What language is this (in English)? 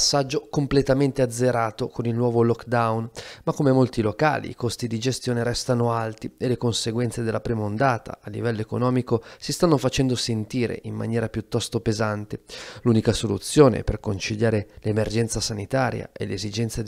Italian